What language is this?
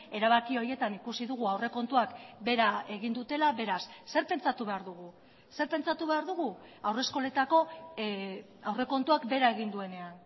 Basque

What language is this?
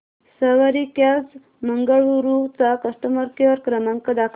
Marathi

